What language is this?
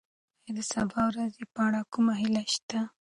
Pashto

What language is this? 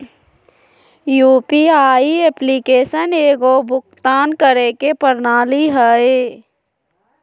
Magahi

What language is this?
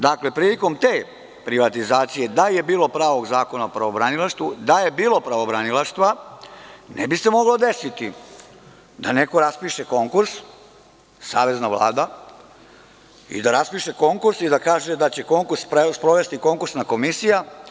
Serbian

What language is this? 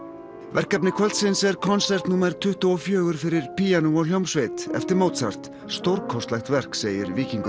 Icelandic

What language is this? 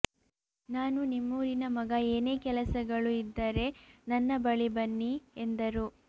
Kannada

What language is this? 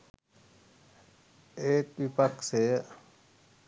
Sinhala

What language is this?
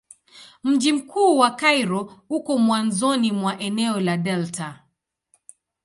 Swahili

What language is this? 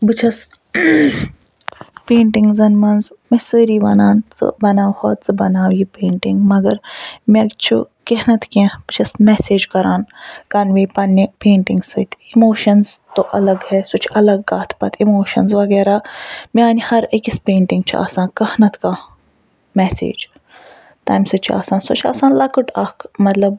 Kashmiri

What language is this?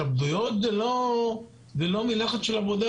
Hebrew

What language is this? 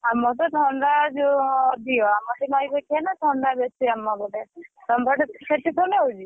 Odia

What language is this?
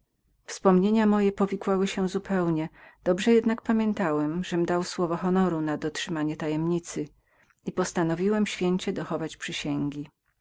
Polish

